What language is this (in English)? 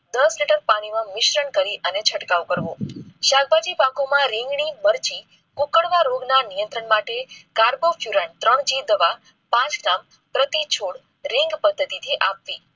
Gujarati